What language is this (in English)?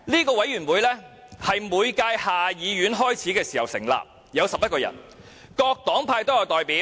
Cantonese